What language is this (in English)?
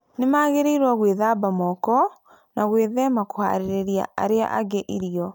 Kikuyu